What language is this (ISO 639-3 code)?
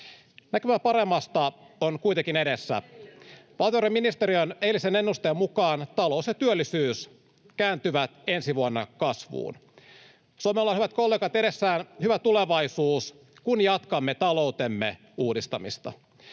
fin